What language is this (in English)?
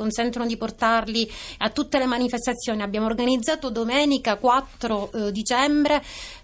Italian